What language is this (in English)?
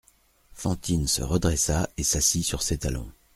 French